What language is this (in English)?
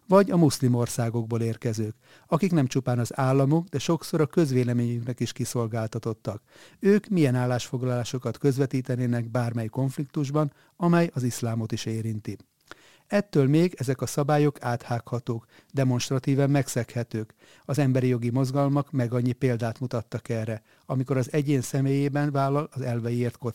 Hungarian